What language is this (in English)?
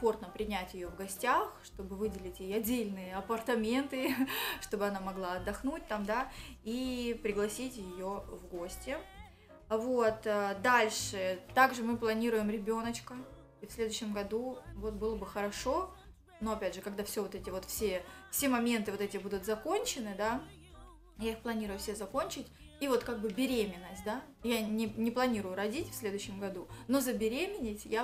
Russian